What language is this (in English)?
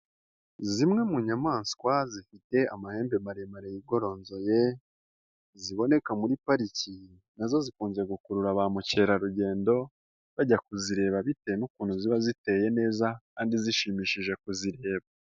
Kinyarwanda